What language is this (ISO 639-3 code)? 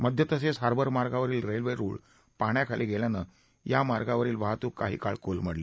mar